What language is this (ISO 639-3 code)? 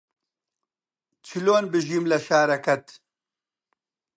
ckb